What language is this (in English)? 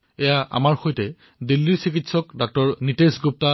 Assamese